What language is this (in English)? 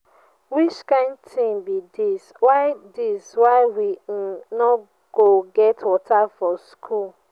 Nigerian Pidgin